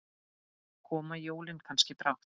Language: Icelandic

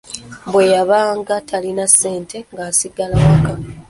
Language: Ganda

